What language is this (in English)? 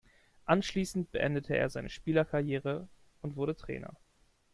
German